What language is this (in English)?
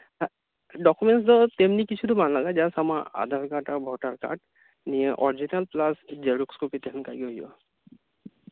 Santali